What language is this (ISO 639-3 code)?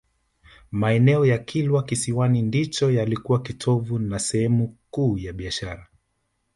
swa